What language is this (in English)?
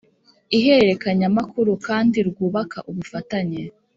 Kinyarwanda